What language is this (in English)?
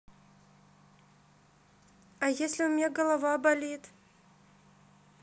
Russian